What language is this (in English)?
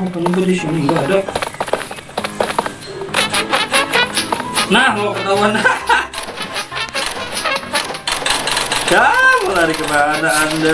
Indonesian